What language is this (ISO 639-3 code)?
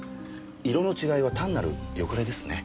jpn